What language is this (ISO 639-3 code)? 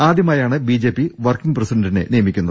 mal